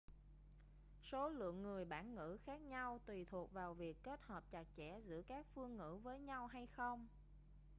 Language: Vietnamese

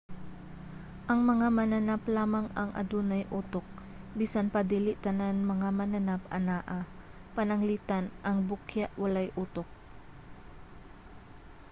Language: Cebuano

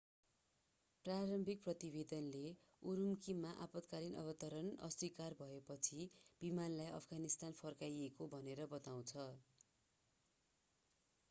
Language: Nepali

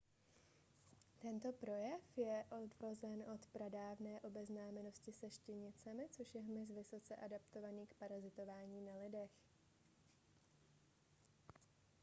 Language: Czech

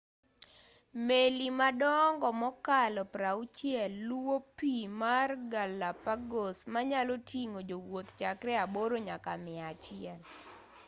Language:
Luo (Kenya and Tanzania)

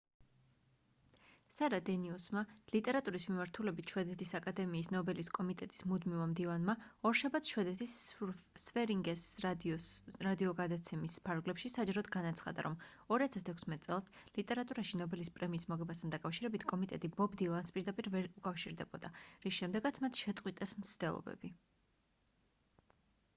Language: Georgian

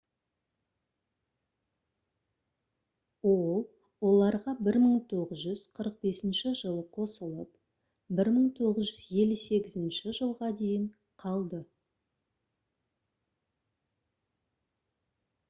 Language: Kazakh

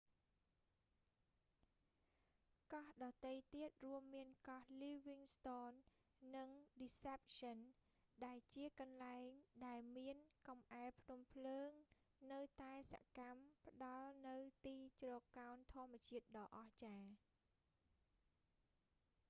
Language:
Khmer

